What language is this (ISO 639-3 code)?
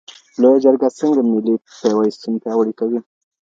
pus